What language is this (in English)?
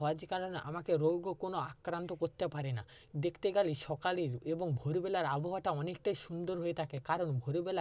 Bangla